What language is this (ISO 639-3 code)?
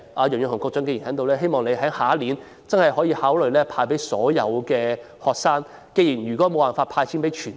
yue